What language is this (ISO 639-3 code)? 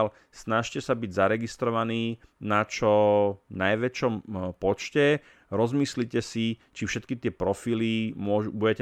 slk